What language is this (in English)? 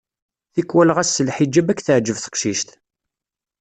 Kabyle